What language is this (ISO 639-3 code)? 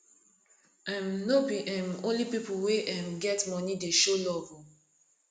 pcm